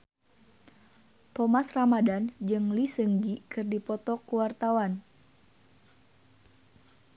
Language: Sundanese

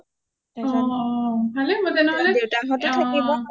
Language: Assamese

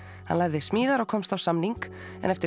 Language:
Icelandic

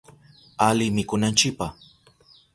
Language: Southern Pastaza Quechua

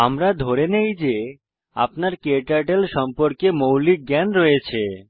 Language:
Bangla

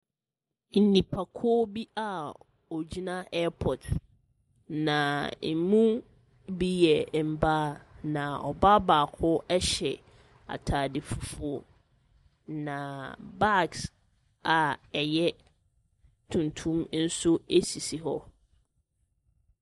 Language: Akan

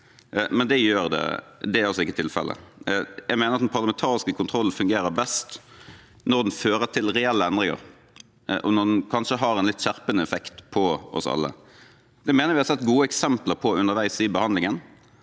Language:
Norwegian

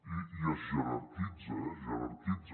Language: Catalan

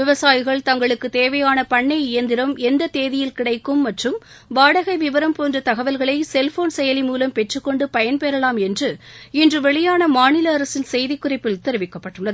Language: Tamil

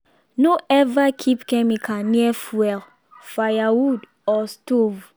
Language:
Nigerian Pidgin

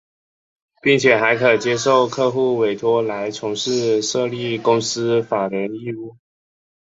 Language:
Chinese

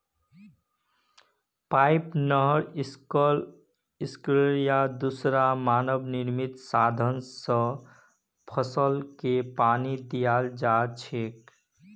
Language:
Magahi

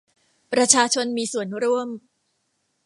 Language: Thai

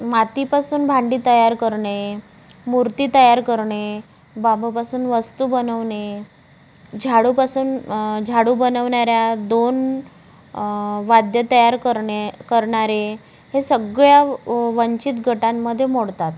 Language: Marathi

